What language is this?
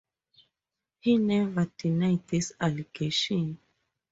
English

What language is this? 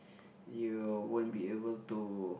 English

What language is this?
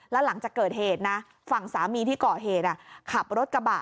Thai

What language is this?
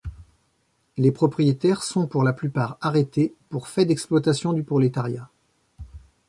French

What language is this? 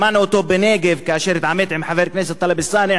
Hebrew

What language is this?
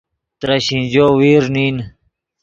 Yidgha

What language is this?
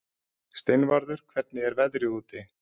Icelandic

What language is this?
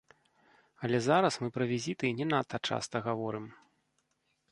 Belarusian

